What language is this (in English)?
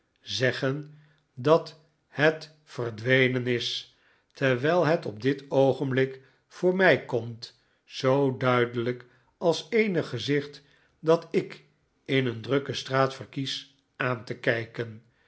Dutch